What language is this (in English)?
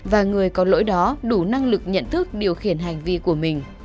Vietnamese